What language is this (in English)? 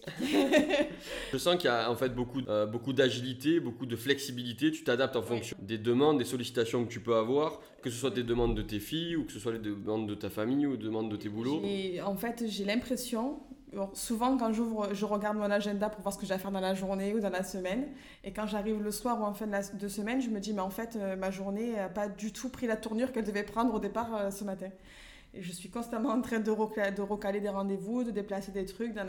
French